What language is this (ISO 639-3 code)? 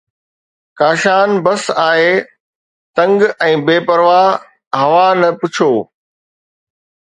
snd